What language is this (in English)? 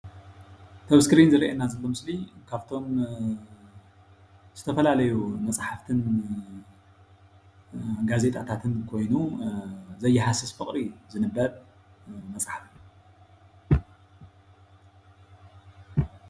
Tigrinya